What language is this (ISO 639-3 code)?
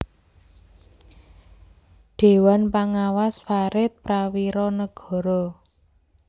jav